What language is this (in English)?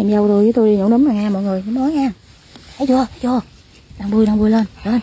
Vietnamese